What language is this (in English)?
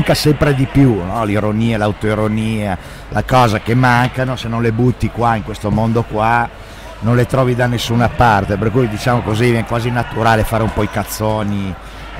Italian